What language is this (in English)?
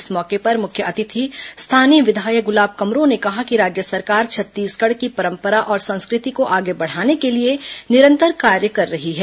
Hindi